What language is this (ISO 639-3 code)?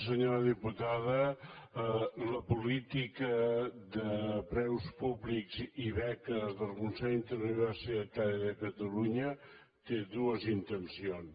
cat